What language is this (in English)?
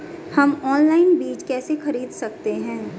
Hindi